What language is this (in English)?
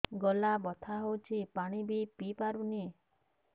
Odia